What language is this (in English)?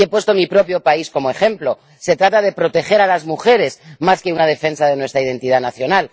Spanish